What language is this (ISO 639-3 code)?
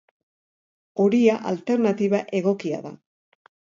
eus